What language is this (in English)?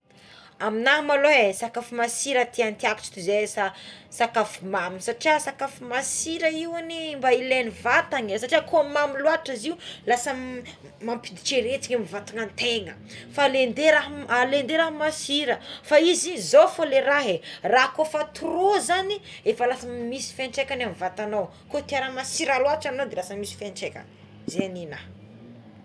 Tsimihety Malagasy